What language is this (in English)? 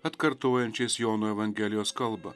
Lithuanian